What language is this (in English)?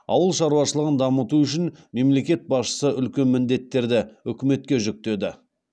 Kazakh